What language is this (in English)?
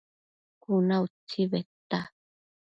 Matsés